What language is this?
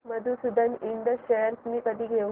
Marathi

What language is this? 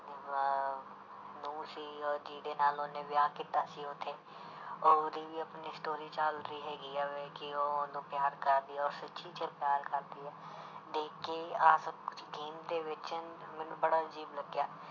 Punjabi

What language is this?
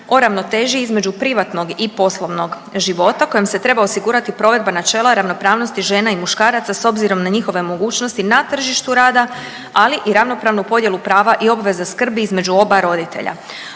Croatian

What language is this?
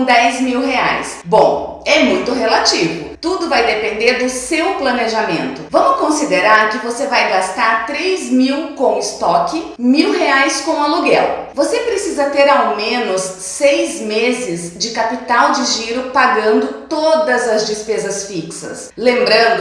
Portuguese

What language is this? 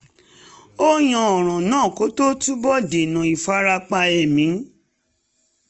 Yoruba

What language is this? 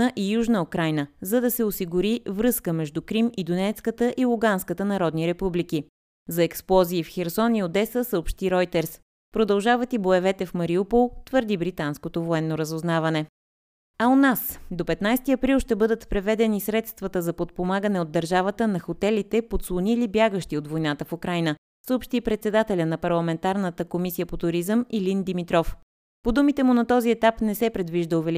Bulgarian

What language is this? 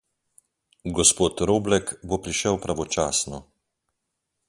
Slovenian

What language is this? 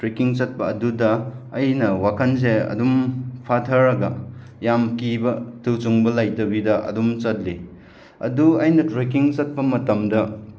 Manipuri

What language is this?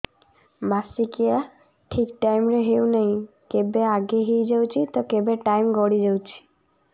Odia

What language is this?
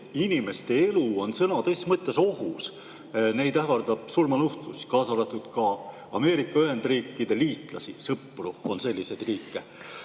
Estonian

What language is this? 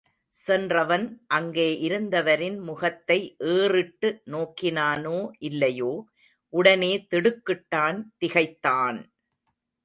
Tamil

